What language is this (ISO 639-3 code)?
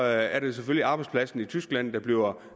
dan